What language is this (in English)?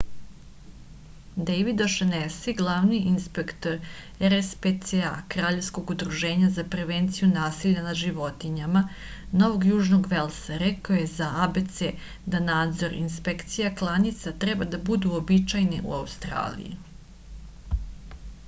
Serbian